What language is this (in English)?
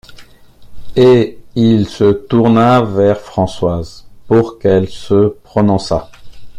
French